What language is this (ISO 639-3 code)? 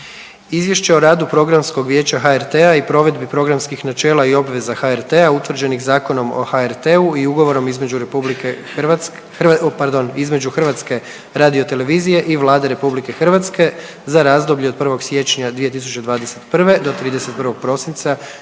hrv